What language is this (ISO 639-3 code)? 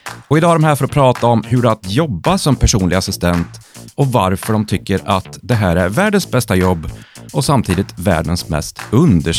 swe